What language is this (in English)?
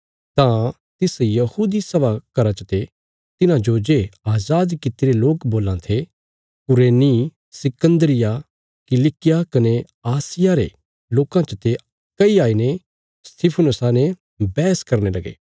Bilaspuri